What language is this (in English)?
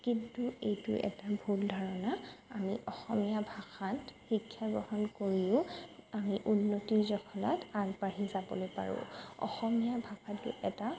Assamese